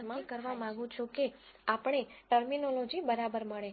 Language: Gujarati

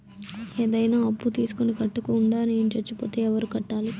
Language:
Telugu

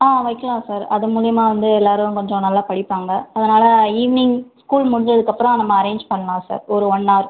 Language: Tamil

